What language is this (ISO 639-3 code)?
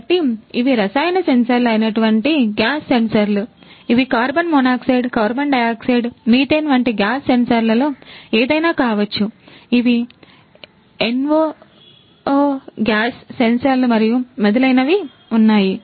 tel